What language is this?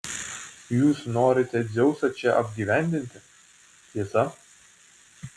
Lithuanian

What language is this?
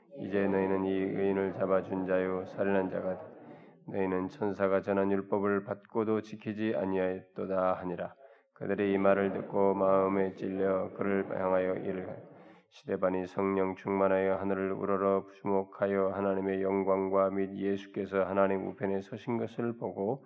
Korean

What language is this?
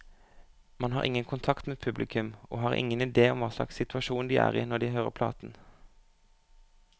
Norwegian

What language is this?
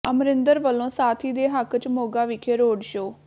Punjabi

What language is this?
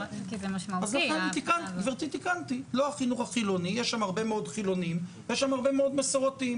Hebrew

